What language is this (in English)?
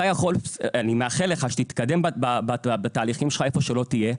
Hebrew